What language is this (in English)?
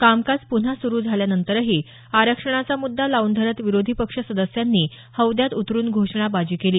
Marathi